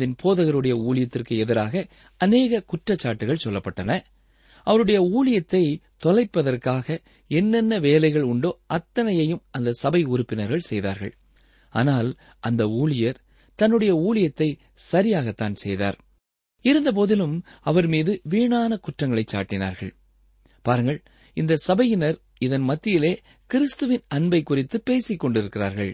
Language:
Tamil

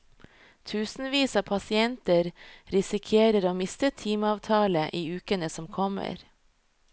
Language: Norwegian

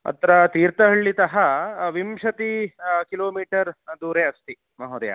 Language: Sanskrit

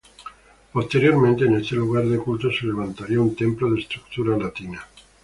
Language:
Spanish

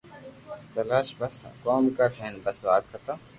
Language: Loarki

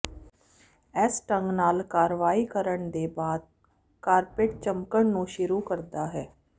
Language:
Punjabi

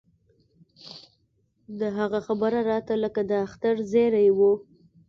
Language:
Pashto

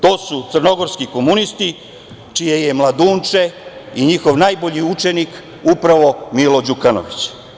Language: Serbian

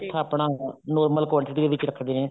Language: Punjabi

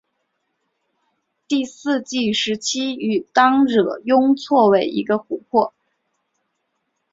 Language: Chinese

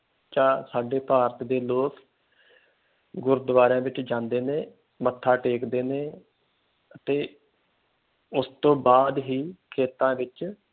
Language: Punjabi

